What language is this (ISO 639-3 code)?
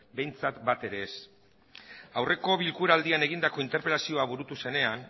eus